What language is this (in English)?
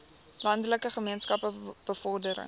Afrikaans